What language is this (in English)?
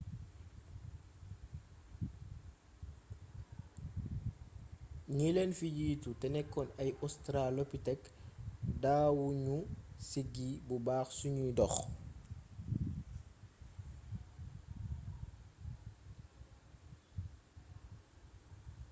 Wolof